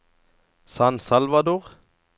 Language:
Norwegian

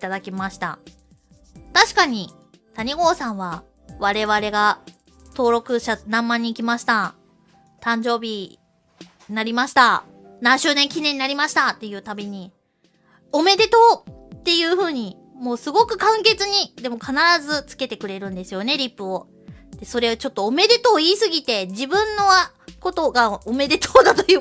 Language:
Japanese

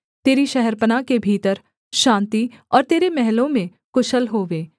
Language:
Hindi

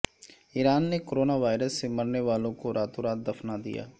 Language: Urdu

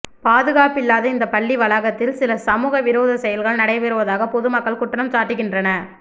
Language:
Tamil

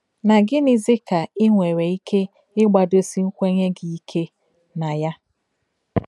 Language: Igbo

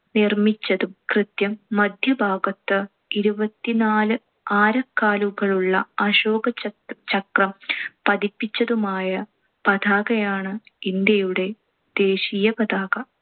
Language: Malayalam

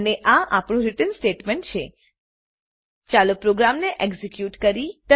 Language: Gujarati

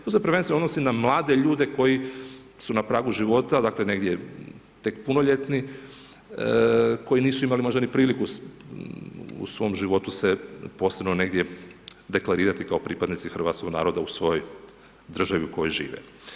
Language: Croatian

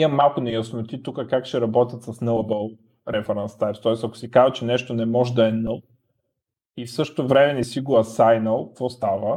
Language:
Bulgarian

